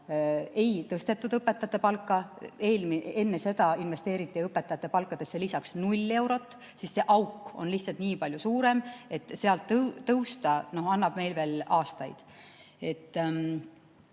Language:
Estonian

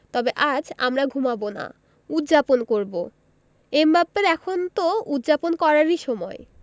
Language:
Bangla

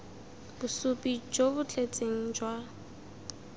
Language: Tswana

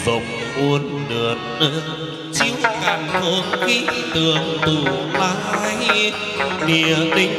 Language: Vietnamese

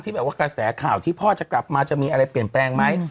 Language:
Thai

